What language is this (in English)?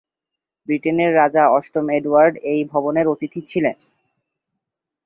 Bangla